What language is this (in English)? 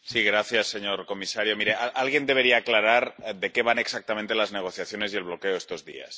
Spanish